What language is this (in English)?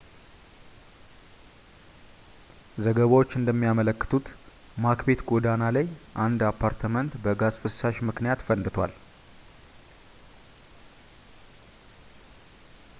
Amharic